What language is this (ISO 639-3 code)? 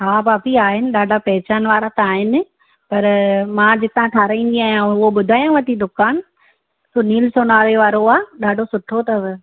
snd